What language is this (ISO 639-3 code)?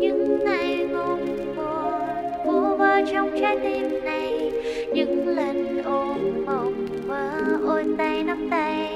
vie